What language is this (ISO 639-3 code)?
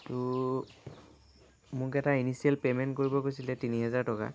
asm